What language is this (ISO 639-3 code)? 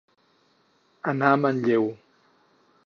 cat